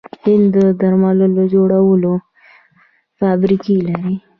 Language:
Pashto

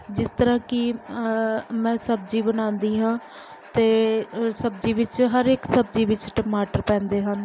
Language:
Punjabi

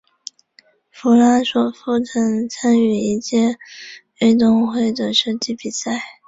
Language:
Chinese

